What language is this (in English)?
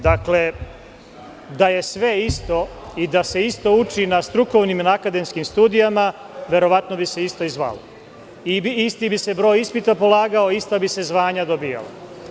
Serbian